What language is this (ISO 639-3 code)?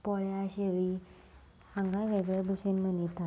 kok